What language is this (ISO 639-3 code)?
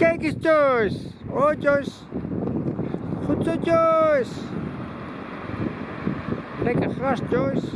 nld